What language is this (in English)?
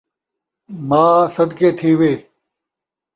Saraiki